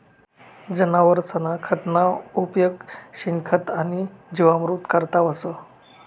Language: Marathi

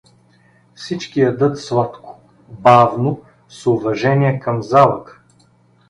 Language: Bulgarian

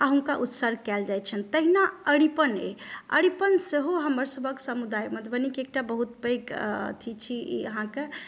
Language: Maithili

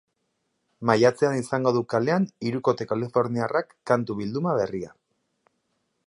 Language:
Basque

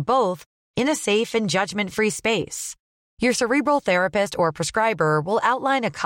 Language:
Swedish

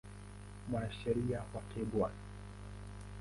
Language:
Swahili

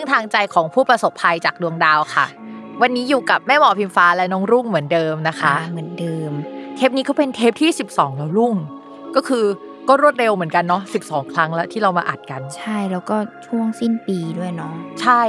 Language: Thai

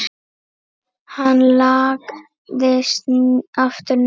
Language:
Icelandic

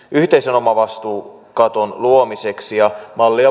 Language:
Finnish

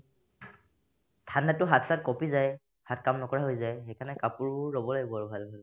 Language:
Assamese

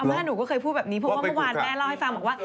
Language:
Thai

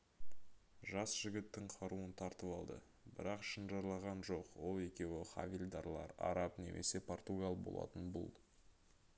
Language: Kazakh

